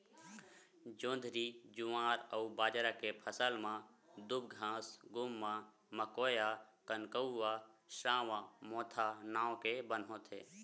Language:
Chhattisgarhi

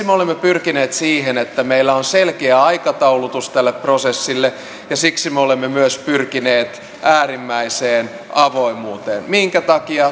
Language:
Finnish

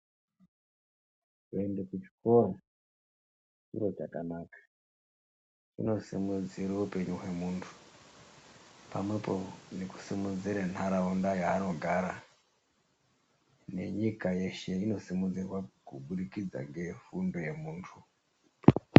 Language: Ndau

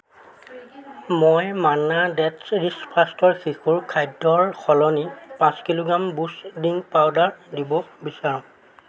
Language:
Assamese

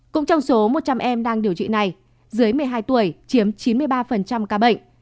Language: Vietnamese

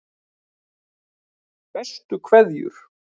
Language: Icelandic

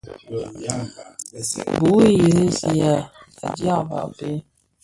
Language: Bafia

